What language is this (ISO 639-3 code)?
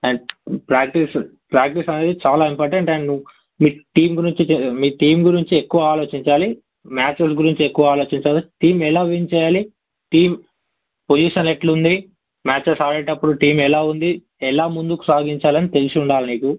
tel